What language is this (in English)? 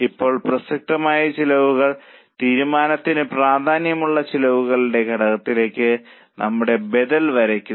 Malayalam